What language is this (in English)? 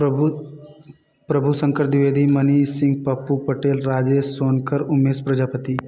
Hindi